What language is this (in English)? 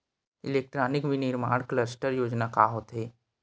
Chhattisgarhi